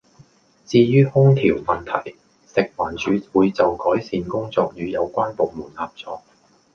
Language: Cantonese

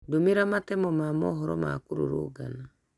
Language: Kikuyu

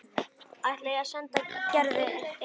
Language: Icelandic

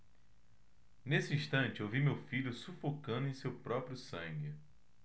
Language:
Portuguese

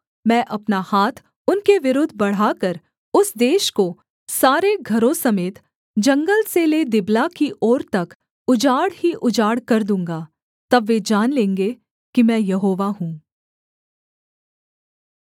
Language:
Hindi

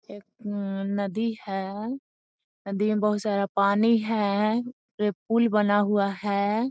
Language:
Magahi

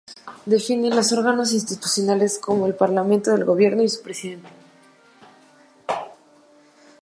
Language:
Spanish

